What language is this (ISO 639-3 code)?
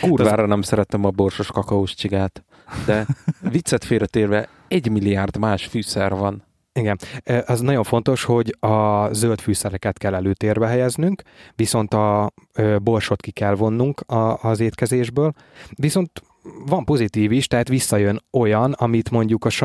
hun